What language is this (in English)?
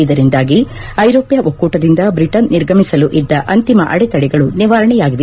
Kannada